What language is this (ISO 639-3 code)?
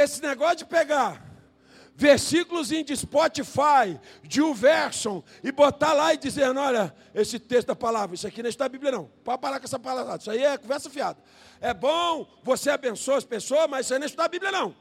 por